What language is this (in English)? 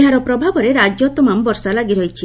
Odia